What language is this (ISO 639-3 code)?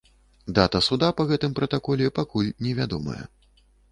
bel